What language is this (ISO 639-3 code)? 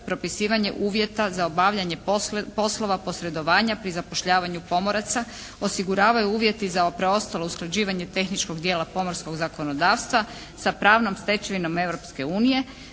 hrv